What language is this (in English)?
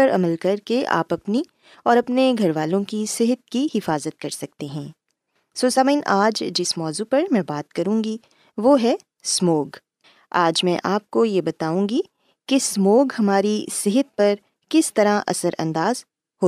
Urdu